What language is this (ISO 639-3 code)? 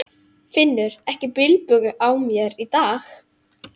isl